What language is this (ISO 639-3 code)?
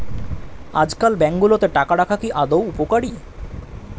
ben